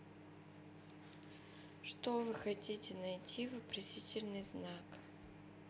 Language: Russian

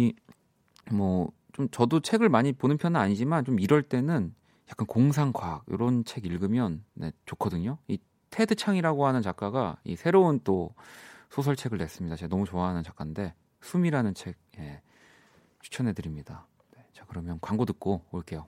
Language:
Korean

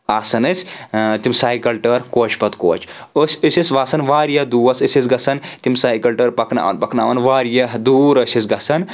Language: Kashmiri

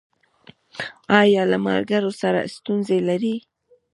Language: Pashto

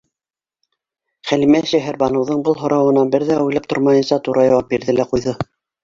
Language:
Bashkir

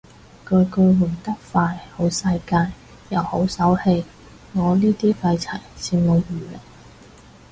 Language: Cantonese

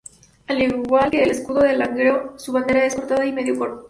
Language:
Spanish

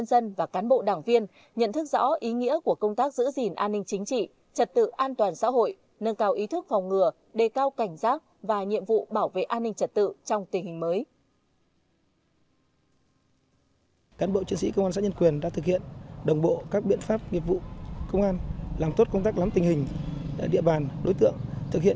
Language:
Vietnamese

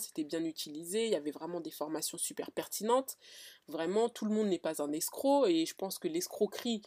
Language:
French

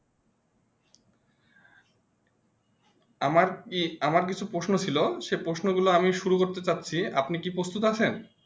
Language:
Bangla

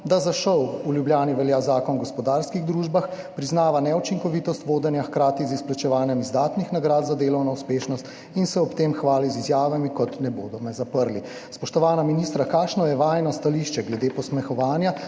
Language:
Slovenian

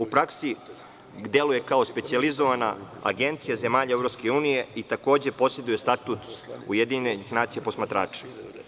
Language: Serbian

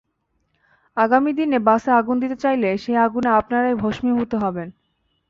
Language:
Bangla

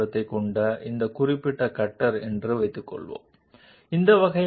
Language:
Telugu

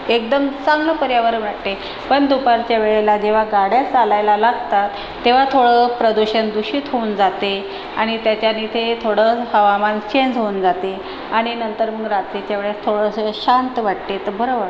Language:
Marathi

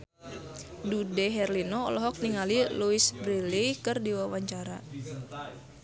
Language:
Sundanese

